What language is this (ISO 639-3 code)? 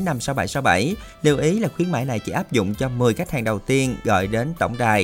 vie